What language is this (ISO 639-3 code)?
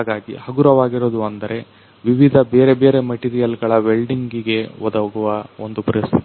kan